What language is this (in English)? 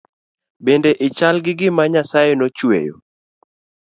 Luo (Kenya and Tanzania)